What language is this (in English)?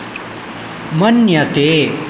Sanskrit